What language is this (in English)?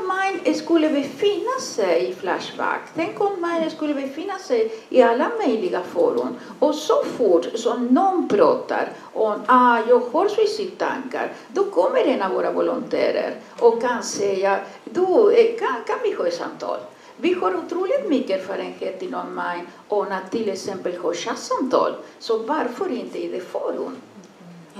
Swedish